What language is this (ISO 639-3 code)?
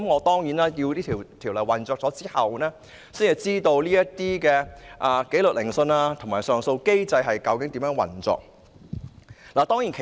yue